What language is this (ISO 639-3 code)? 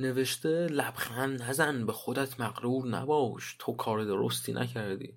fas